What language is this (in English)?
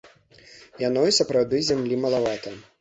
Belarusian